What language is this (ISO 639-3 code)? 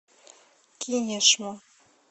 rus